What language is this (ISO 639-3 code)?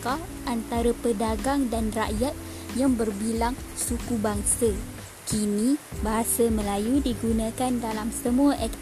msa